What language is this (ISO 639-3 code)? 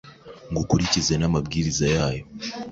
kin